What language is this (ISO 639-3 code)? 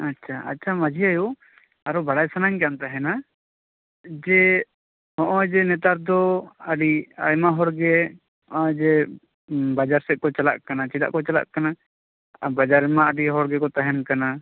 sat